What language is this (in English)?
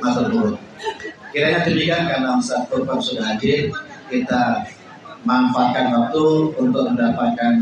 Indonesian